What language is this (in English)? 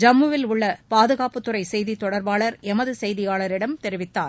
Tamil